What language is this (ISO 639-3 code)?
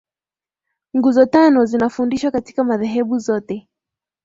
swa